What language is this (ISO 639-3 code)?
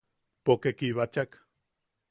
yaq